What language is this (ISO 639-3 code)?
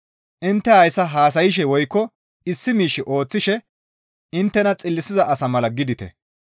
gmv